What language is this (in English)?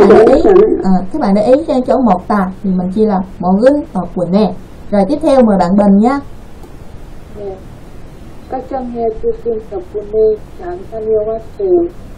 Vietnamese